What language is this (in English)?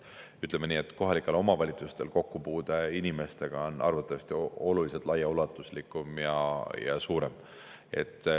Estonian